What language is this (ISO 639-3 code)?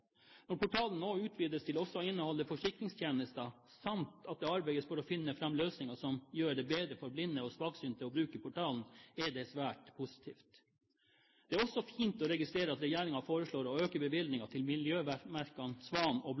nob